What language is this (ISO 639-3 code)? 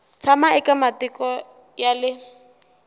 tso